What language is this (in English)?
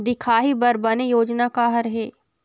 Chhattisgarhi